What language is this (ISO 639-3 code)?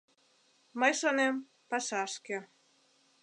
chm